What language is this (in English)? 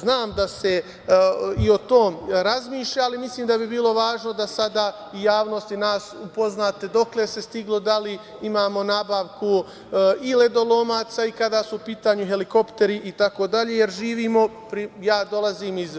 Serbian